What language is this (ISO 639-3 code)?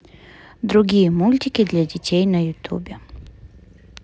rus